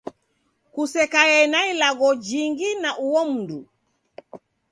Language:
Taita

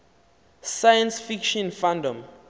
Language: Xhosa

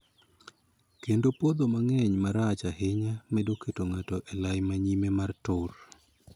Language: Luo (Kenya and Tanzania)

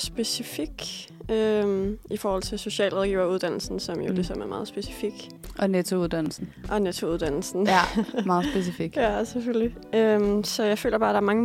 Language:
Danish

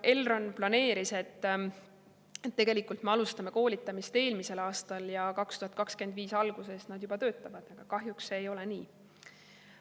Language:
Estonian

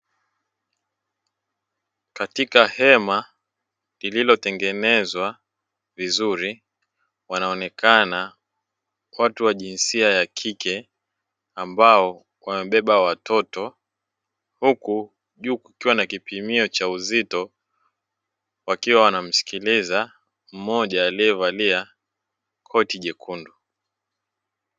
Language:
Swahili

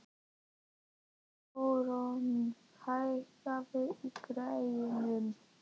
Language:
Icelandic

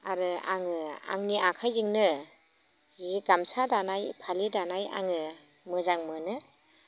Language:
Bodo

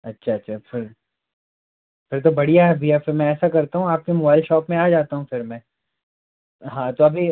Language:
Hindi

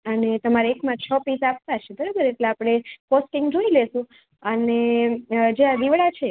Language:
Gujarati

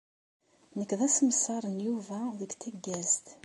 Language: Kabyle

